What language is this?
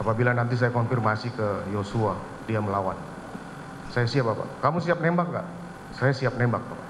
Indonesian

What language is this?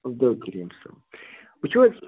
Kashmiri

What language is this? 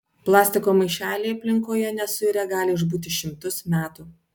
Lithuanian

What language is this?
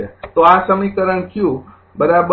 Gujarati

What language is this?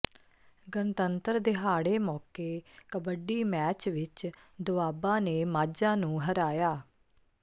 Punjabi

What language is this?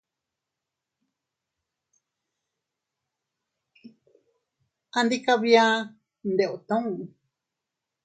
Teutila Cuicatec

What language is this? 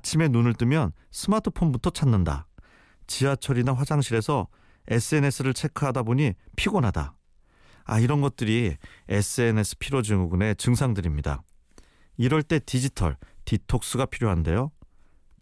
Korean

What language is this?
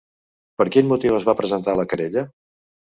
Catalan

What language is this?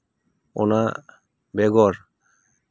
Santali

